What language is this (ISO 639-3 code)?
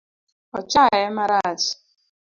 luo